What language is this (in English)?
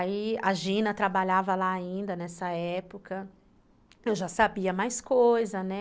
Portuguese